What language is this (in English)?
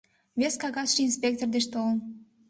Mari